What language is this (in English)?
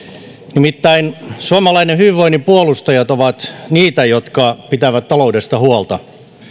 Finnish